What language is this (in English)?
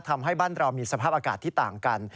Thai